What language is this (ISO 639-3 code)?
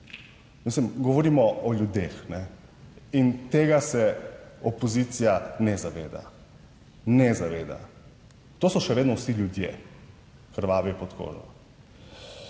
slv